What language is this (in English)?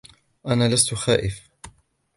Arabic